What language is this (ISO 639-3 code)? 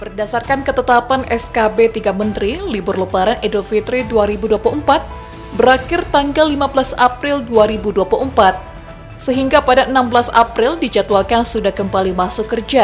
ind